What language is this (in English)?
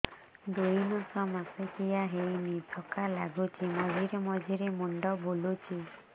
Odia